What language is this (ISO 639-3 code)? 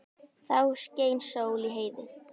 isl